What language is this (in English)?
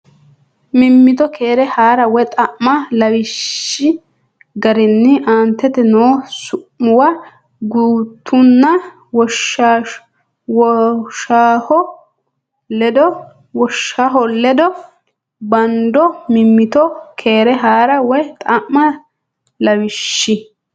Sidamo